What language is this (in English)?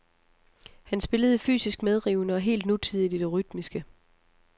Danish